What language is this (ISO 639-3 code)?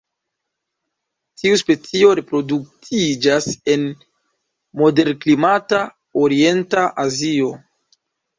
epo